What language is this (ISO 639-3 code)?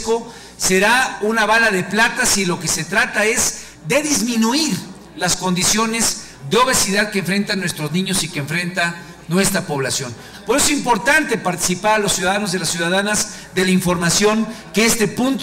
spa